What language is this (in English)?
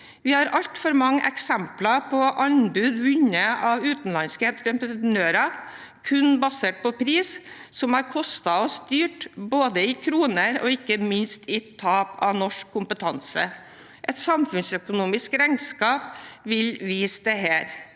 Norwegian